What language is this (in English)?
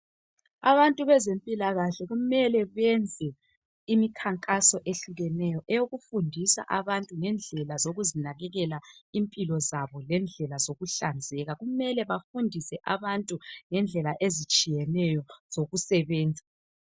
North Ndebele